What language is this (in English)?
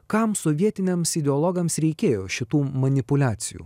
Lithuanian